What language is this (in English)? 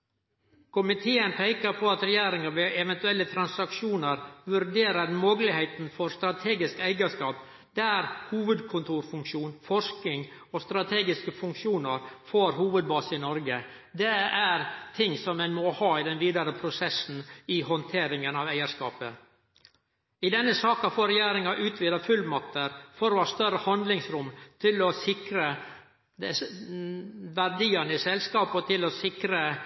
Norwegian Nynorsk